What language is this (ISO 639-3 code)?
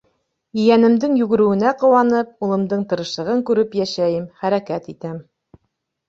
bak